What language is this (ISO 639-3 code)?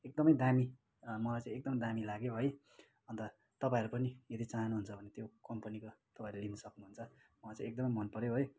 nep